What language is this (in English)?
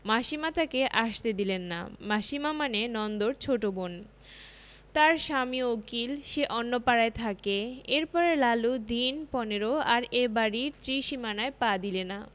Bangla